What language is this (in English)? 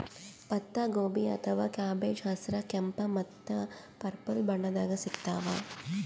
Kannada